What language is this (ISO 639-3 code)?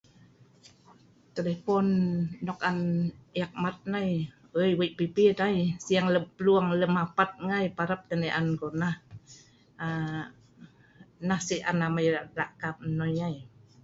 snv